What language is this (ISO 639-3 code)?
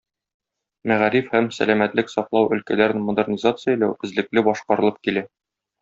tat